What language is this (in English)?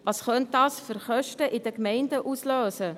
Swiss German